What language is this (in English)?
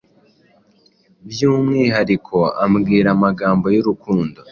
Kinyarwanda